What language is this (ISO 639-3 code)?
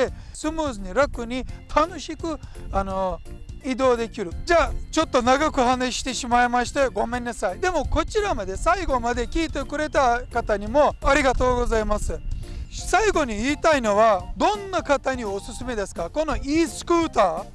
jpn